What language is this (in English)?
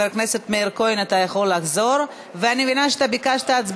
Hebrew